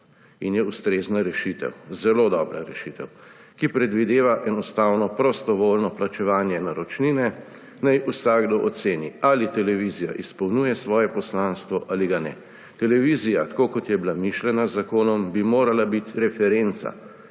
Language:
Slovenian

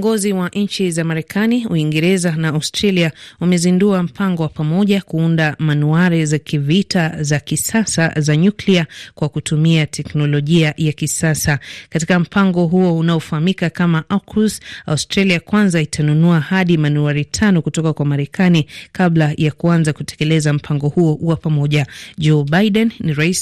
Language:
Swahili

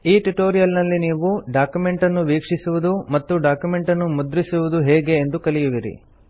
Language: Kannada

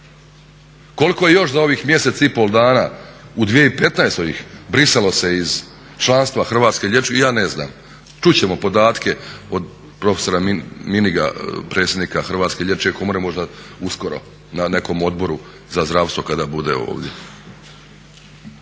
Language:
Croatian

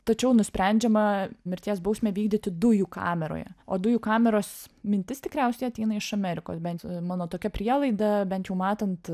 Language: Lithuanian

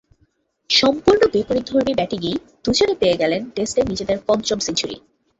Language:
Bangla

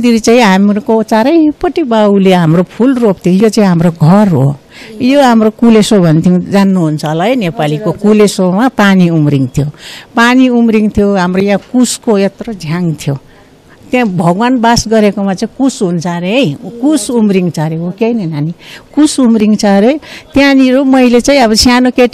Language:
Romanian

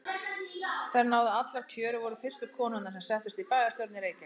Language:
Icelandic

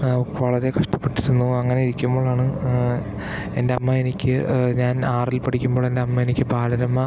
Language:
Malayalam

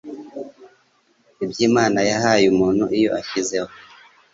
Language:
Kinyarwanda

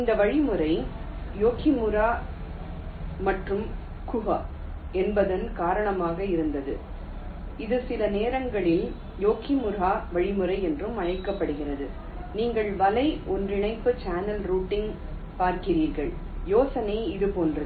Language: Tamil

